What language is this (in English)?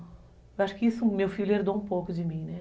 Portuguese